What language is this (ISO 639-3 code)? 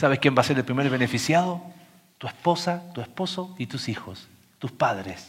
spa